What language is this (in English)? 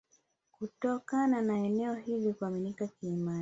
Swahili